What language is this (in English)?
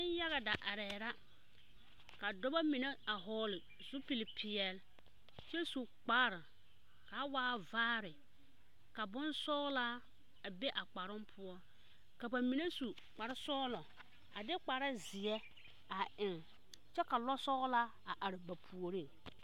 Southern Dagaare